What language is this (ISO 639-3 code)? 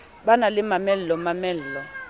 sot